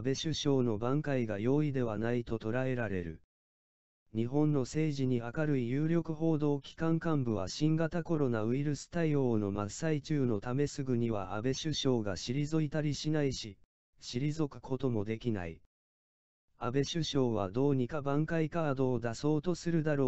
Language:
Japanese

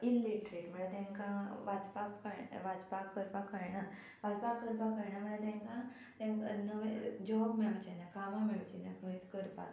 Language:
Konkani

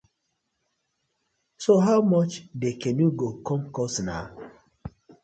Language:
Nigerian Pidgin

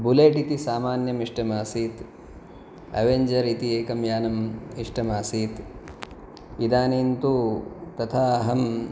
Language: Sanskrit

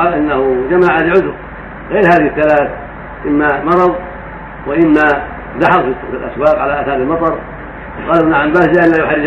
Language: Arabic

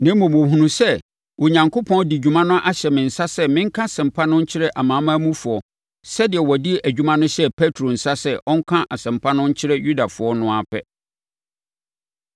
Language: Akan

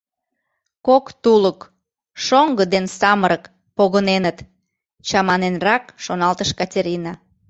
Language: Mari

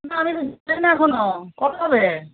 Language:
Bangla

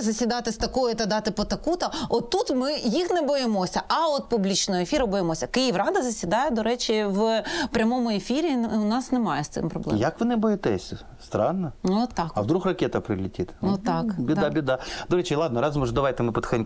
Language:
Ukrainian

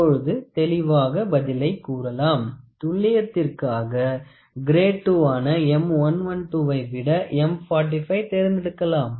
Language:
Tamil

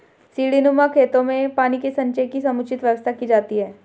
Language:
Hindi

